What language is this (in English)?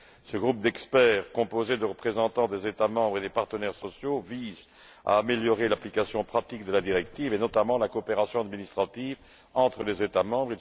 French